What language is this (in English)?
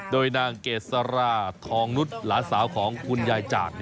Thai